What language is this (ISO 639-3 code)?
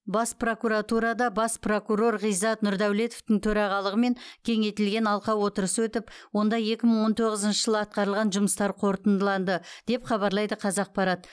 kaz